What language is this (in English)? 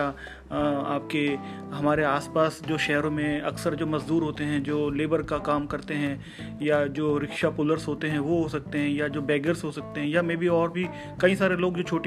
Hindi